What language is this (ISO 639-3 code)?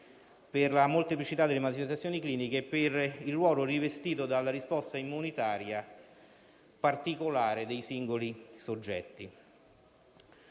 ita